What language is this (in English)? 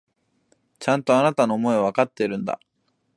Japanese